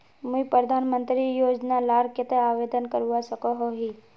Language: Magahi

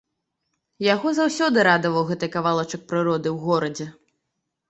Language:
Belarusian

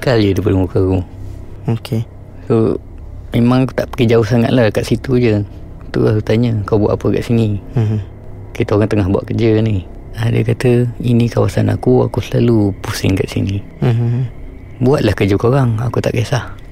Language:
Malay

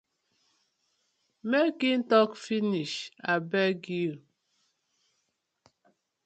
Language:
Nigerian Pidgin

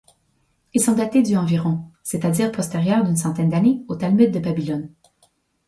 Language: French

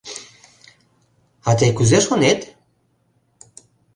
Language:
Mari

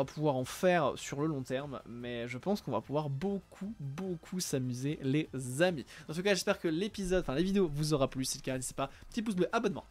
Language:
French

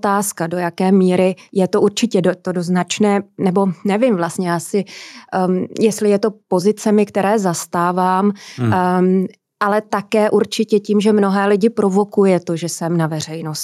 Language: Czech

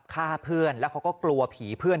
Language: Thai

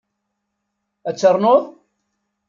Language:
Kabyle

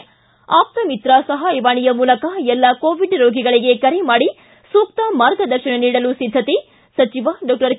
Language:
Kannada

